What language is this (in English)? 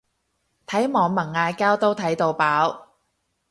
Cantonese